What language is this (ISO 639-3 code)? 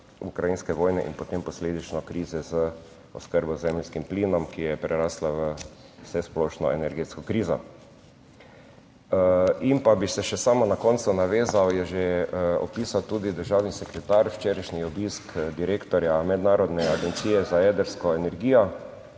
slv